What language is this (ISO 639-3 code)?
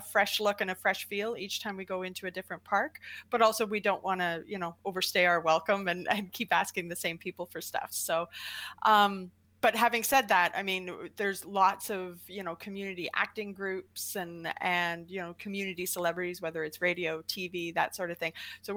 eng